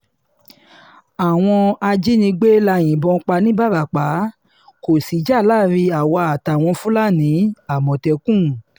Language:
Yoruba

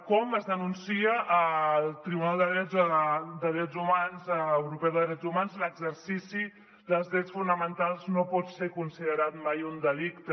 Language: Catalan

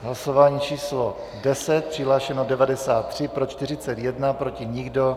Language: Czech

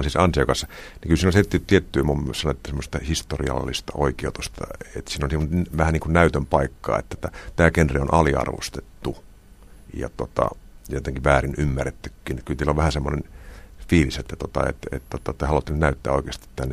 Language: Finnish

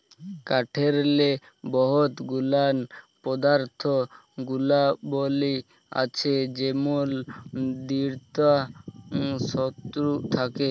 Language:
Bangla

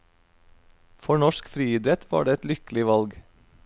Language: Norwegian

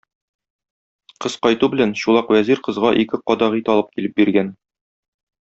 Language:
Tatar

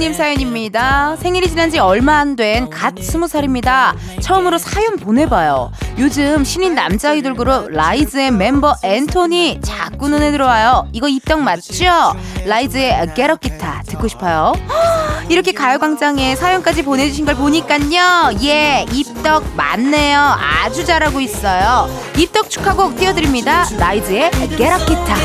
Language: Korean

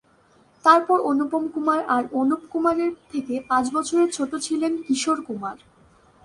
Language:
Bangla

